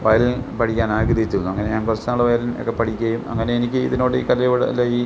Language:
Malayalam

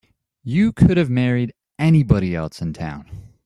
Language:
English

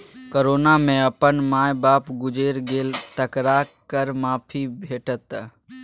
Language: Maithili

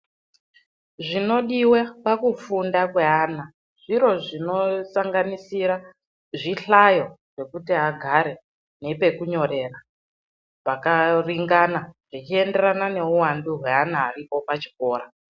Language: Ndau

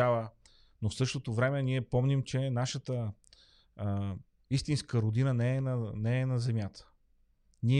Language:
Bulgarian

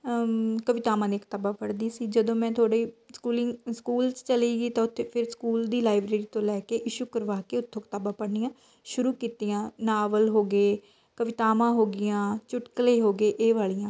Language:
Punjabi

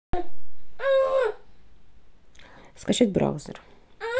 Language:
Russian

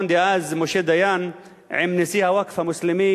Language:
Hebrew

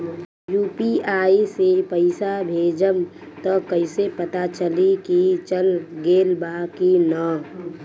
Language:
Bhojpuri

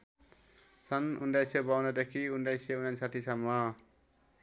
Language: Nepali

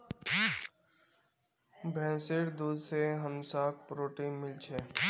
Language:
Magahi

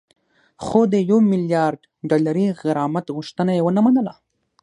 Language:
Pashto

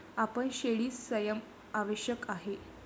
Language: Marathi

